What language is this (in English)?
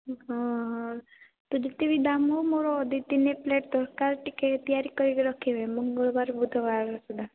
Odia